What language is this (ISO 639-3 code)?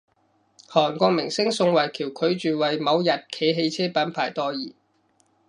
yue